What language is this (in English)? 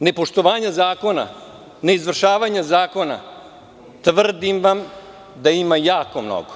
Serbian